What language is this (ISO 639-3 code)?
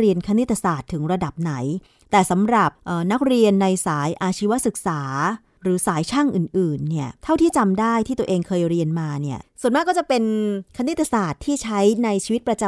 tha